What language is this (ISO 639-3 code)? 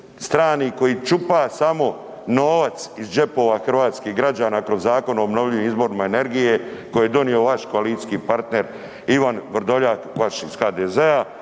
hrv